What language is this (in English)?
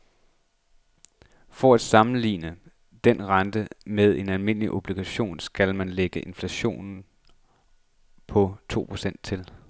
Danish